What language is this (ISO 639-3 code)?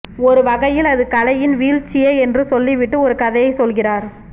tam